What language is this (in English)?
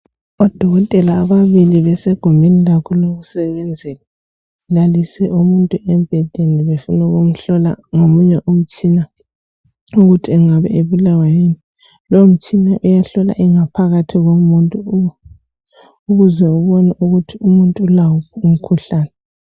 North Ndebele